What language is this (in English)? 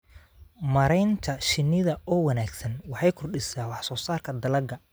Somali